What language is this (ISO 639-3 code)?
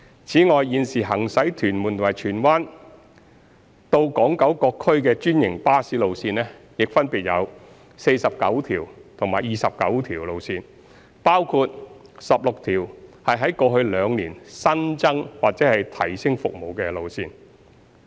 yue